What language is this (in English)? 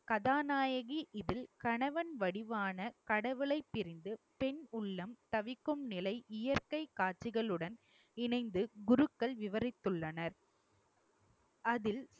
Tamil